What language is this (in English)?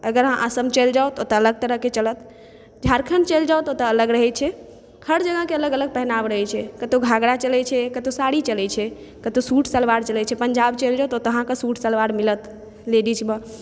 Maithili